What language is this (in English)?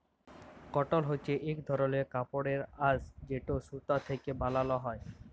Bangla